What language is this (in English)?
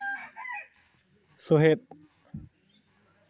Santali